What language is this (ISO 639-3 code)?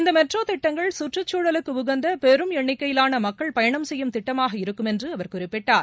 tam